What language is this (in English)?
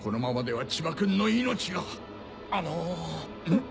Japanese